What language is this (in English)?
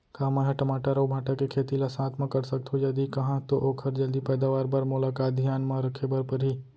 Chhattisgarhi